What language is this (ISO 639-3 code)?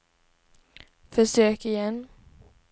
swe